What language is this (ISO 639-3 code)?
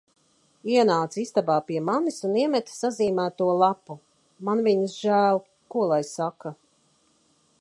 lav